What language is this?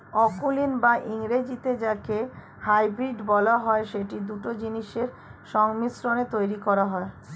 Bangla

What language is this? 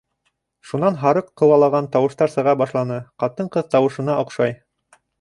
Bashkir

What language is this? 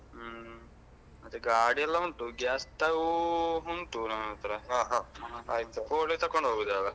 Kannada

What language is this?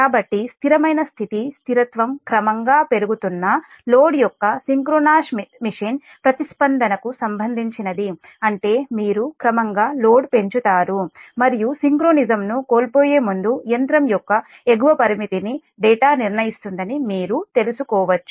Telugu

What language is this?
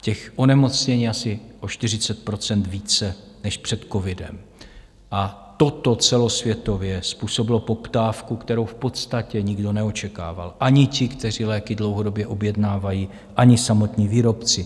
Czech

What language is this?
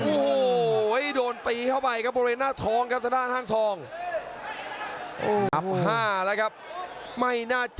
Thai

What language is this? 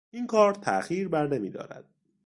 Persian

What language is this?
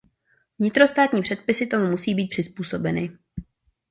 Czech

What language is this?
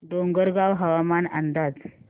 Marathi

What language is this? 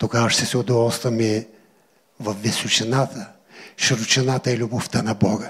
Bulgarian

